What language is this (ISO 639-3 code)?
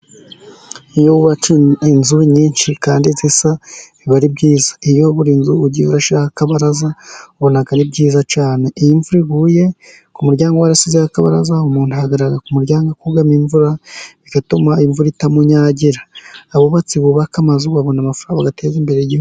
kin